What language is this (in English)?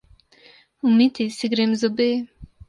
Slovenian